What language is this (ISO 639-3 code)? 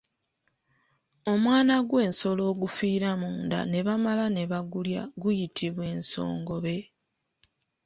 lug